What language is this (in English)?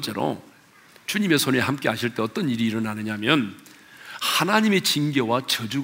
Korean